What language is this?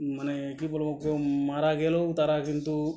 Bangla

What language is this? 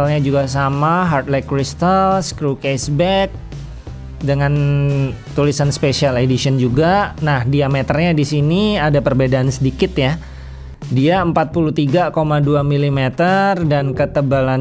Indonesian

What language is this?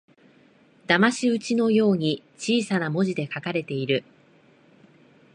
Japanese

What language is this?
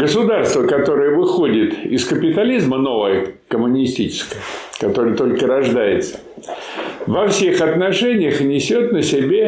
Russian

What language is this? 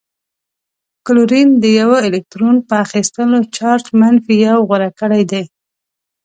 Pashto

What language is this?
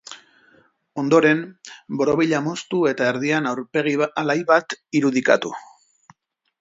Basque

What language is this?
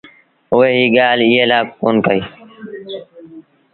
Sindhi Bhil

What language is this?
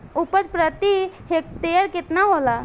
Bhojpuri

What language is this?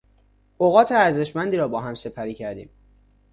Persian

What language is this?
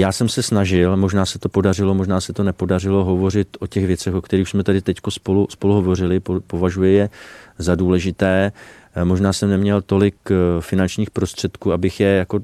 Czech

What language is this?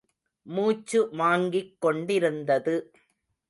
Tamil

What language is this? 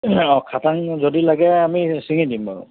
Assamese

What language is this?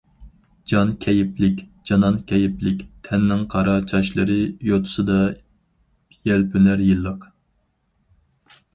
Uyghur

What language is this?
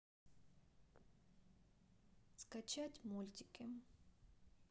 Russian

